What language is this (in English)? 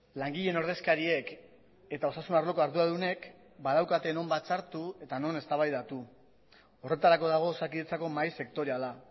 Basque